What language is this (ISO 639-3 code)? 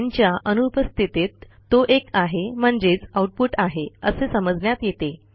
mar